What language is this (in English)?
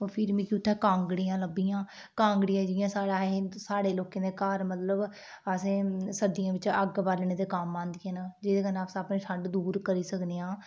Dogri